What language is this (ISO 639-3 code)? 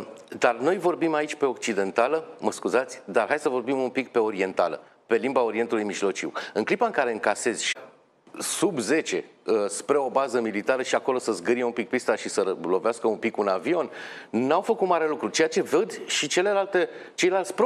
ron